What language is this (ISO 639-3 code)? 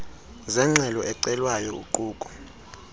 xho